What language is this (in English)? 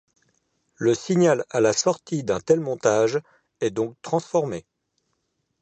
French